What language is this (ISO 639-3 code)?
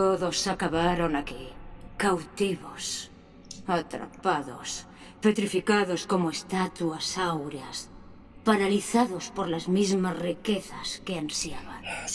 deu